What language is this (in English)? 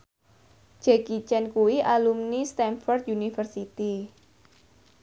Javanese